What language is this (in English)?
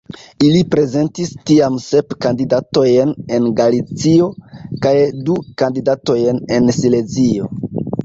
Esperanto